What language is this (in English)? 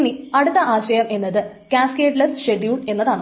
Malayalam